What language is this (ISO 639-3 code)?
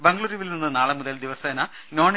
mal